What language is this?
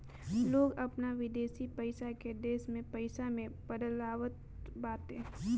Bhojpuri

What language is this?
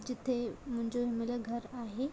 Sindhi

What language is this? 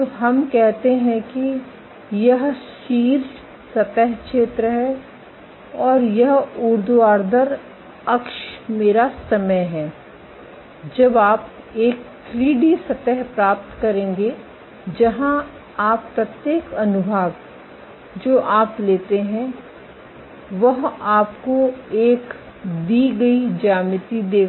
Hindi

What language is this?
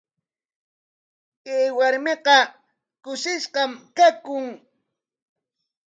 Corongo Ancash Quechua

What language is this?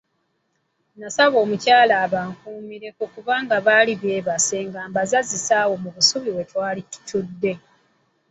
Ganda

